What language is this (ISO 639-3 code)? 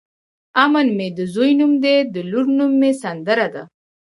pus